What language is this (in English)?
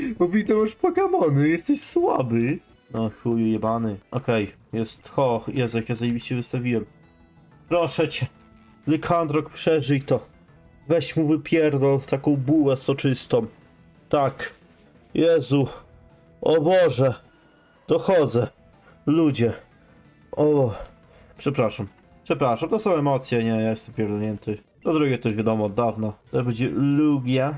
Polish